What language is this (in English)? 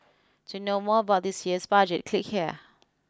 English